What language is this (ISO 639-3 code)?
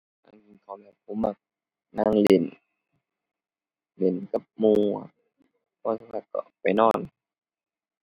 tha